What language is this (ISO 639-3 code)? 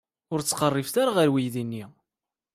kab